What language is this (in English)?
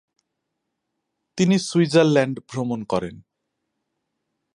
Bangla